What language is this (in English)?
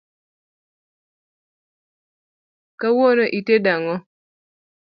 Luo (Kenya and Tanzania)